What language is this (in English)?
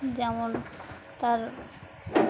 Bangla